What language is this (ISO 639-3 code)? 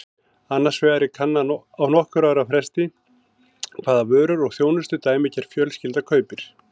isl